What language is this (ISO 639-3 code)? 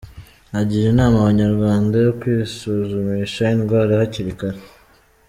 kin